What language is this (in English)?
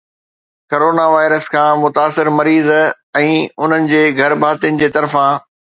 Sindhi